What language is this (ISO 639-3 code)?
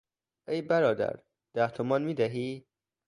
fas